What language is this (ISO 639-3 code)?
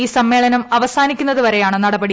mal